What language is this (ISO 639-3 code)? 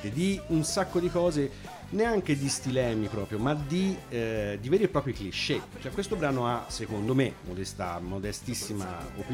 ita